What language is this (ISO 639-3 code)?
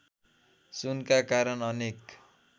nep